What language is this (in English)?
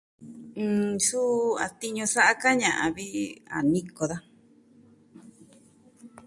Southwestern Tlaxiaco Mixtec